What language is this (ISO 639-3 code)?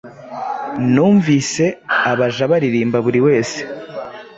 kin